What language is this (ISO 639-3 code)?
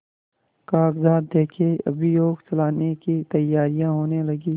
hin